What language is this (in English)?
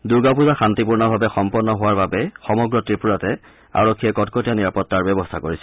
Assamese